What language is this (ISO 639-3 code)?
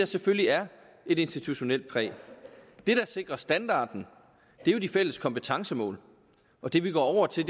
dan